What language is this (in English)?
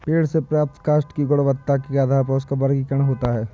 Hindi